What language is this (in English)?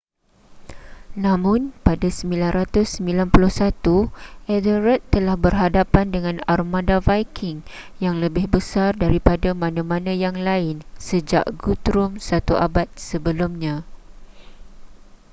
Malay